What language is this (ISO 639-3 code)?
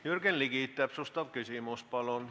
est